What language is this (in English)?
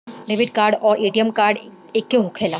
Bhojpuri